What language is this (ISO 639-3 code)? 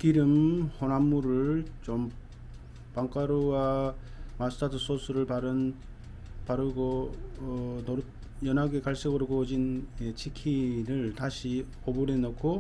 kor